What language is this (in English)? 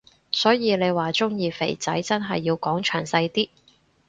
Cantonese